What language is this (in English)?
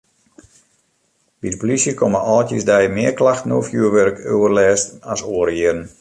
Western Frisian